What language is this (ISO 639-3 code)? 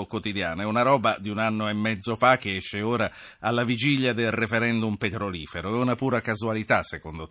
ita